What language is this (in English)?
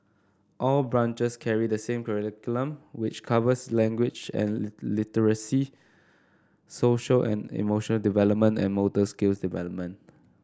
English